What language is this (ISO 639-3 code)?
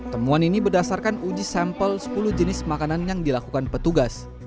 ind